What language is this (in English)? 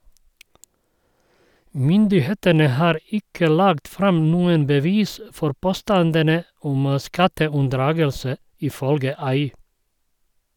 Norwegian